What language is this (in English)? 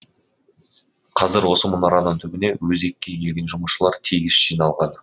Kazakh